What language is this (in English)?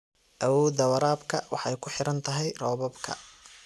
Somali